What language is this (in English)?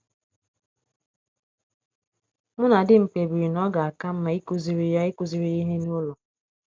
Igbo